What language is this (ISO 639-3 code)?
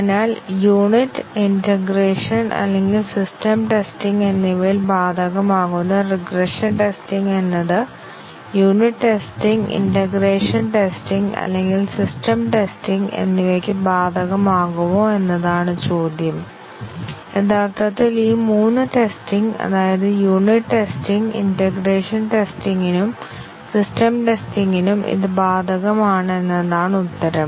mal